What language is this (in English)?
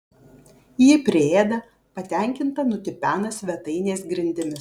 Lithuanian